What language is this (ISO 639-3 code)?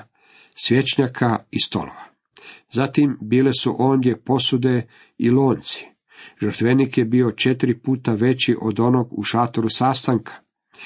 hrv